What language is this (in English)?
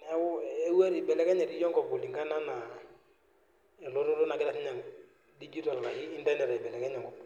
Masai